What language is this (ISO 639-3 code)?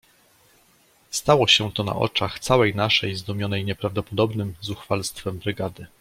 pol